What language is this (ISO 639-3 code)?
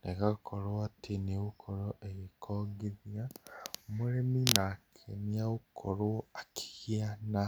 kik